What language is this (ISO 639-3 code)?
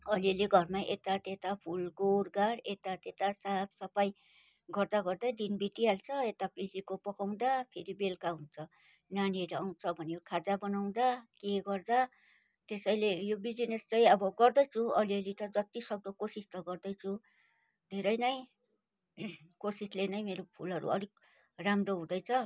nep